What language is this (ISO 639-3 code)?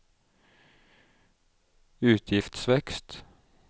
nor